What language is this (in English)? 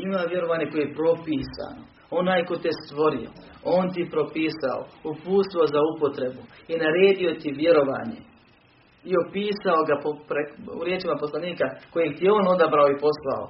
Croatian